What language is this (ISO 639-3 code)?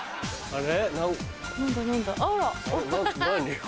jpn